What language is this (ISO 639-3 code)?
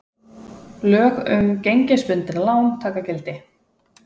isl